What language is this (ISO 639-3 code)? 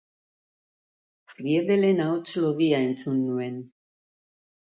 eus